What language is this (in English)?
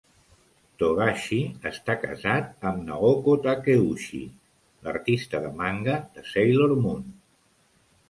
Catalan